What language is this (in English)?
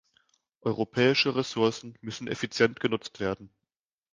German